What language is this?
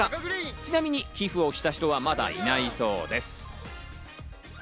Japanese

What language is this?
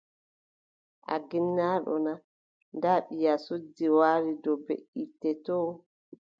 Adamawa Fulfulde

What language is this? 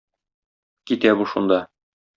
Tatar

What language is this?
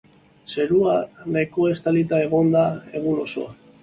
Basque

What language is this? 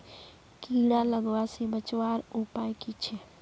Magahi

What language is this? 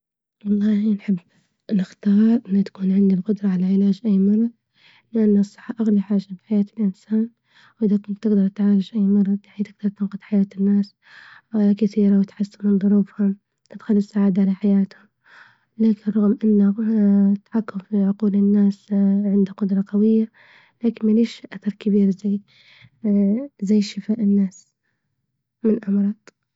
Libyan Arabic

